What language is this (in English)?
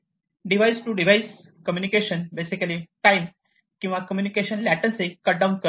Marathi